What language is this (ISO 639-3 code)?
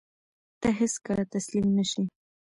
pus